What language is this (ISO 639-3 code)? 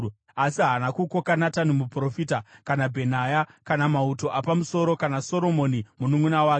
sna